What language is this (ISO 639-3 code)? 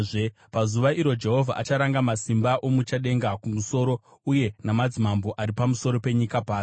sna